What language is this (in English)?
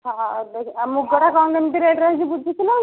Odia